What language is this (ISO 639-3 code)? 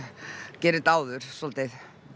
isl